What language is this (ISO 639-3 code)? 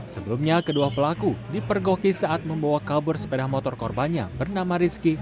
ind